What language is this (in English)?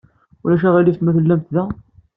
Kabyle